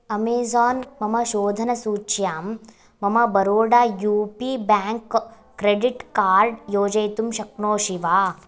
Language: Sanskrit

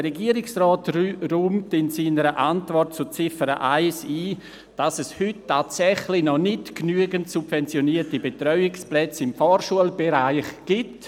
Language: Swiss German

